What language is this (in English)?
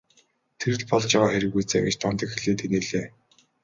Mongolian